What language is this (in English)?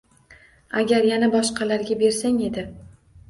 Uzbek